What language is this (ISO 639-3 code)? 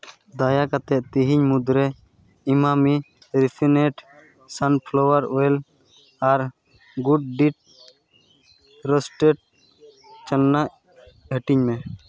sat